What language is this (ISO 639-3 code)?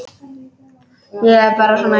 isl